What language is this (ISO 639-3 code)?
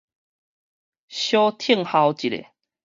nan